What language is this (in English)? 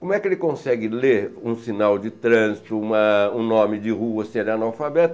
Portuguese